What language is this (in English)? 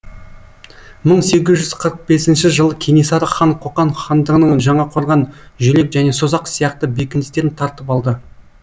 Kazakh